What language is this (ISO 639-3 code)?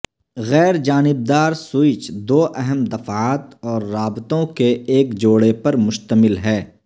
urd